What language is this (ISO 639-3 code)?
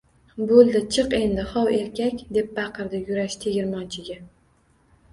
uzb